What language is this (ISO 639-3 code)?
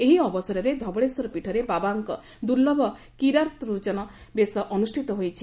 ori